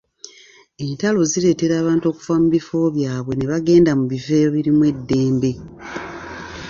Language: Ganda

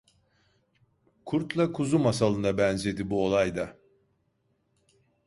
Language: Turkish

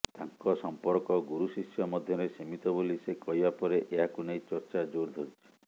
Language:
Odia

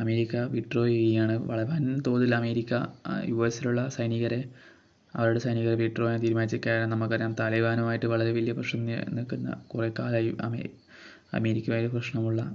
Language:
Malayalam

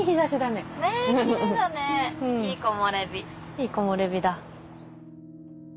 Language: Japanese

